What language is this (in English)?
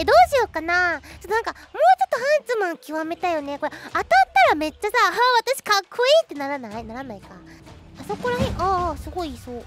Japanese